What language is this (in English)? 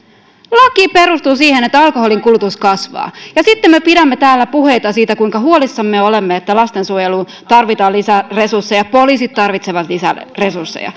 Finnish